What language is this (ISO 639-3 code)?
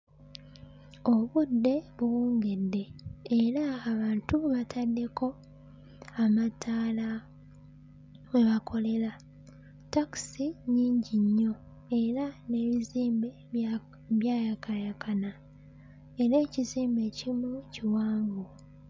lug